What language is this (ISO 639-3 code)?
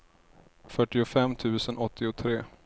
swe